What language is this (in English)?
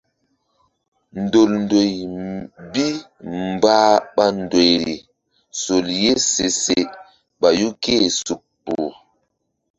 Mbum